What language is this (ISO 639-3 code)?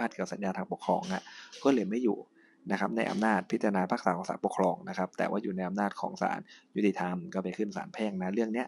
tha